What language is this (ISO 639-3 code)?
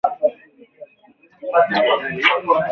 swa